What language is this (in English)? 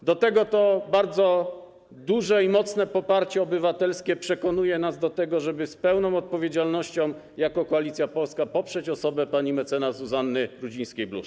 Polish